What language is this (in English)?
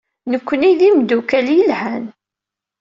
Kabyle